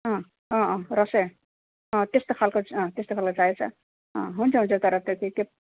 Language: Nepali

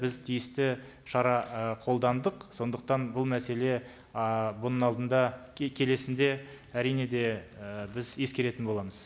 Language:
Kazakh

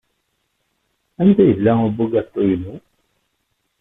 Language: Kabyle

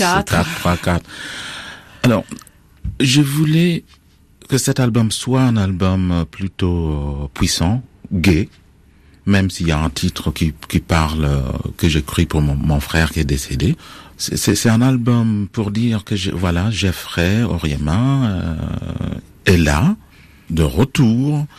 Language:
French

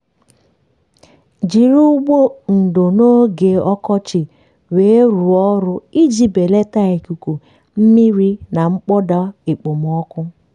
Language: Igbo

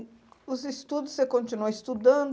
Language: Portuguese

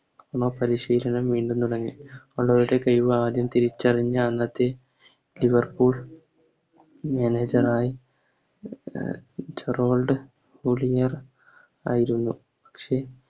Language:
Malayalam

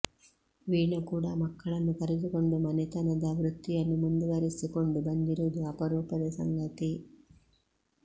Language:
Kannada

